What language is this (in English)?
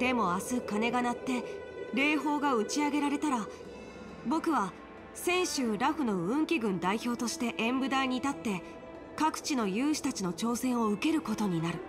Japanese